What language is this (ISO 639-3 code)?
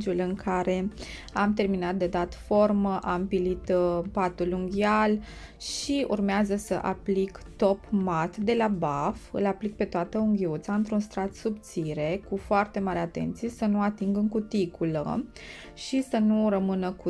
ron